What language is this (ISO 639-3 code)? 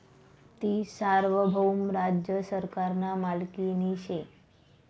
mar